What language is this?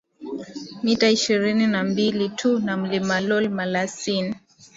Swahili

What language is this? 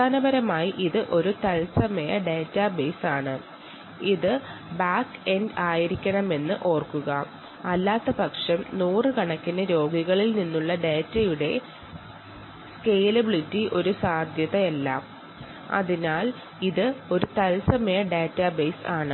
Malayalam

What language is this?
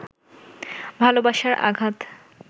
Bangla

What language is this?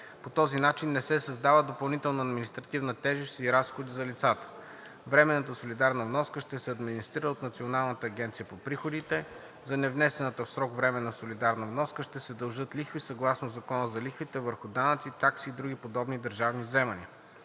Bulgarian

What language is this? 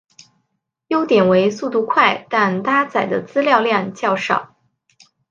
Chinese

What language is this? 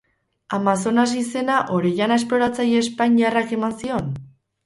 Basque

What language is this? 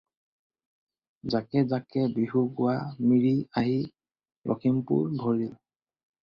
Assamese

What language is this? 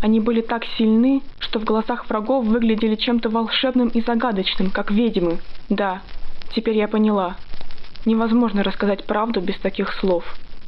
Russian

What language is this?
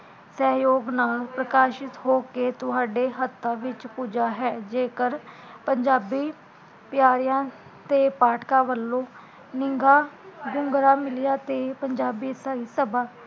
Punjabi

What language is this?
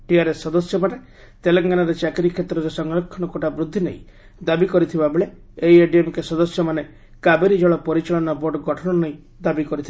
Odia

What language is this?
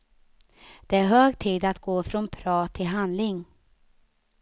Swedish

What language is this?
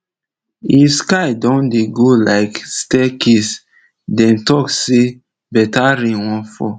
Nigerian Pidgin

